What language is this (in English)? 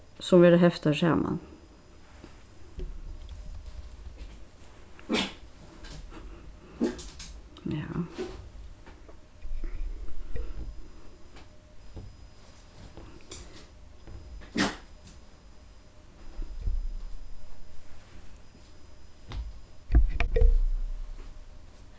Faroese